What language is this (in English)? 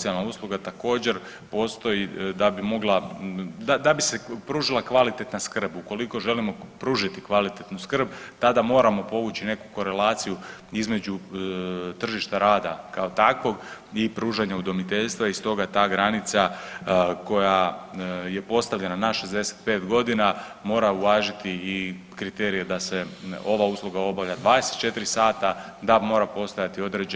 Croatian